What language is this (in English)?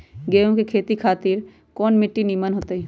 Magahi